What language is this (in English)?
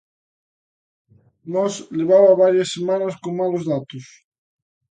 Galician